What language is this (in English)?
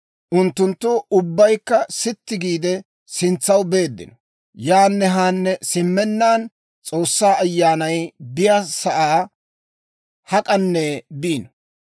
Dawro